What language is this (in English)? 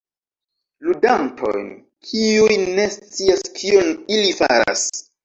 Esperanto